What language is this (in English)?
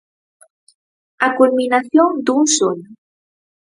Galician